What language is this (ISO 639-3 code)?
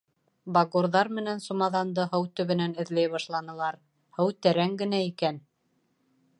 bak